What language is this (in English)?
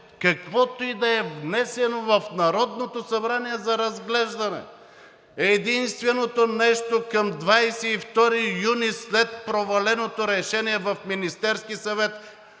Bulgarian